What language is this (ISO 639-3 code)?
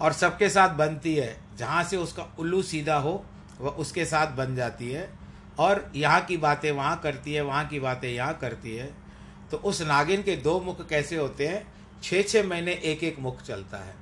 hin